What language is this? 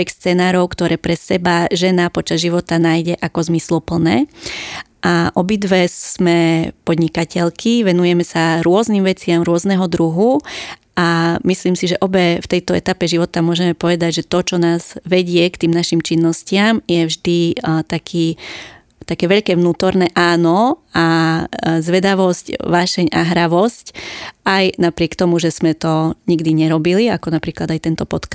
Slovak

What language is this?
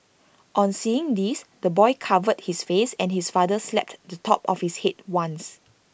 English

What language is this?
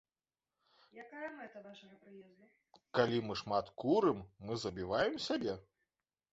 Belarusian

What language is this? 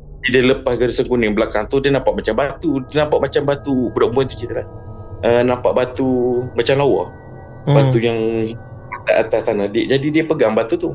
Malay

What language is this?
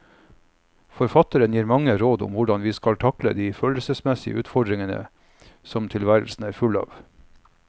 Norwegian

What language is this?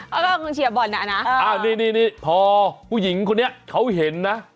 Thai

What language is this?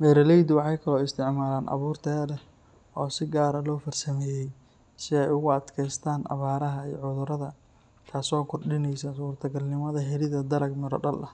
Somali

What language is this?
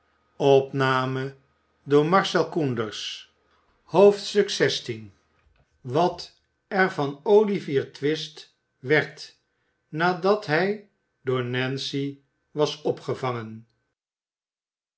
Dutch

